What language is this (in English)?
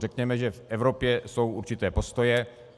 Czech